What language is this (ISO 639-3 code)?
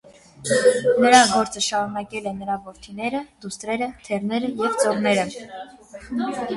hye